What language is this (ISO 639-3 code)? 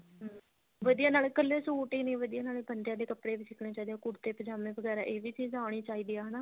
pan